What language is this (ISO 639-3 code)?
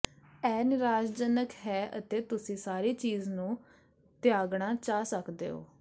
pan